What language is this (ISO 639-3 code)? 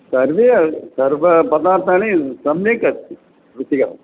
san